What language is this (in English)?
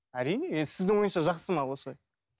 Kazakh